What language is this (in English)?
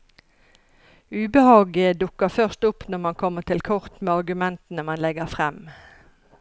Norwegian